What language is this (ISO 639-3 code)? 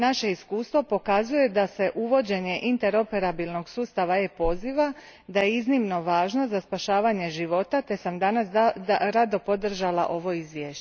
hrv